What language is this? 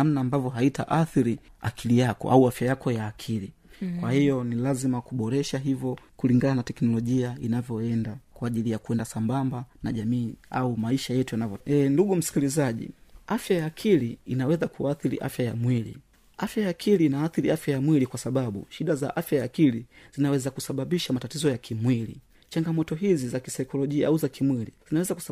Swahili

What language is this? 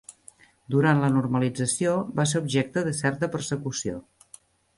Catalan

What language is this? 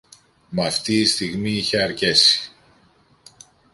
Greek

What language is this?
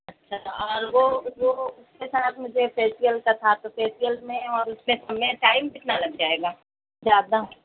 Urdu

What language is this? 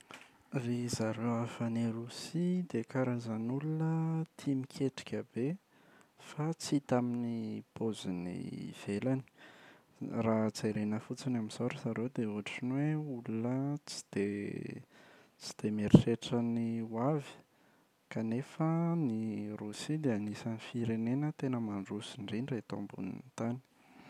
Malagasy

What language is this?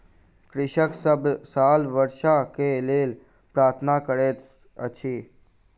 Maithili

